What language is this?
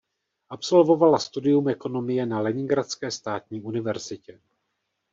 Czech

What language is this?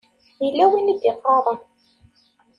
Kabyle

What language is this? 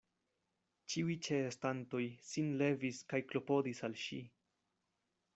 Esperanto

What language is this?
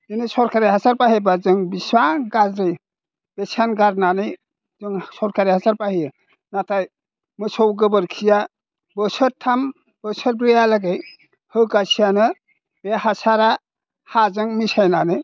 Bodo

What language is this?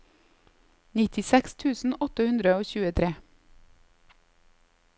Norwegian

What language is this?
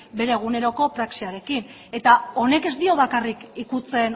Basque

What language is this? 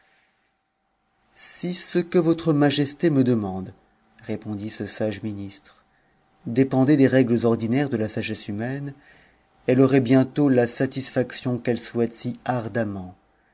French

